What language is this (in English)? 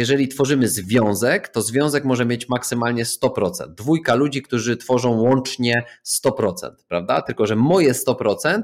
Polish